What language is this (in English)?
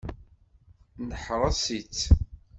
Kabyle